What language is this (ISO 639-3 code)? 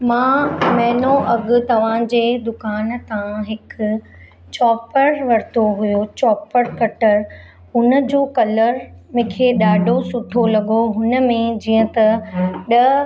snd